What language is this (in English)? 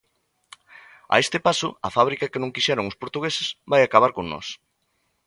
Galician